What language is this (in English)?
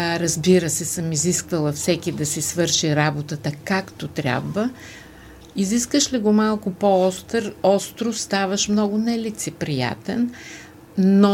Bulgarian